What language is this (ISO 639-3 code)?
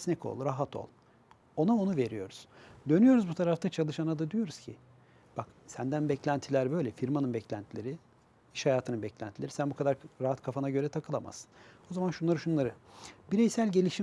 tur